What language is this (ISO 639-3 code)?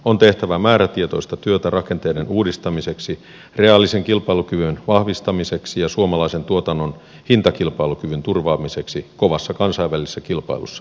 fin